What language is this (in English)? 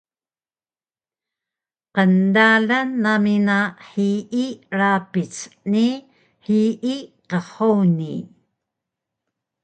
Taroko